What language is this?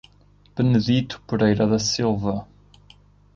Portuguese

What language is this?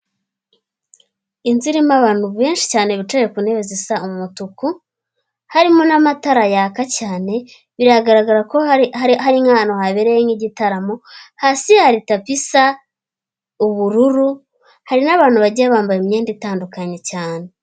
Kinyarwanda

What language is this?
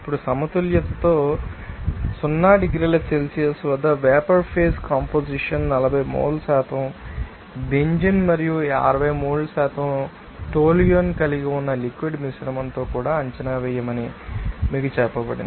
Telugu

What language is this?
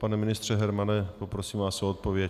Czech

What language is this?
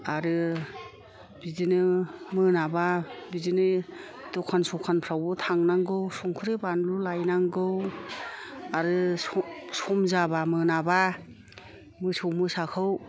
Bodo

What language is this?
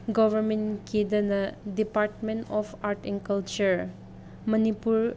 Manipuri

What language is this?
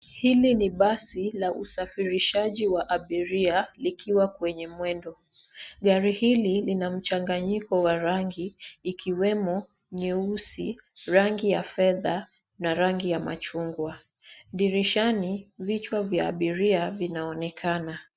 Swahili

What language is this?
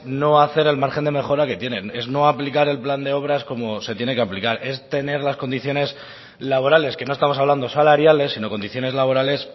Spanish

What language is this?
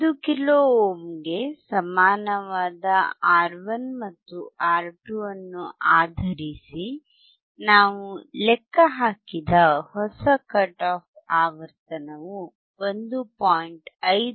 Kannada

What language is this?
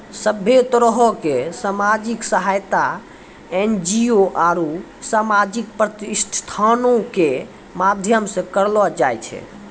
Maithili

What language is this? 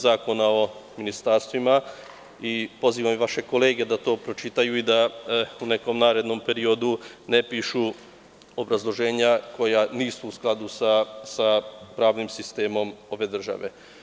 Serbian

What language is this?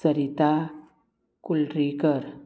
Konkani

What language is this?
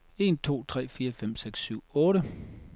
Danish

